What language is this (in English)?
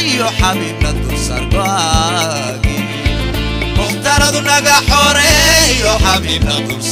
Arabic